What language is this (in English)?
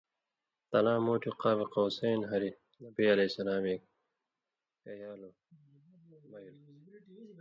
Indus Kohistani